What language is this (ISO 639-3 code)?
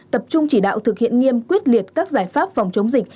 vie